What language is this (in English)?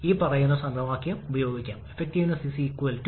Malayalam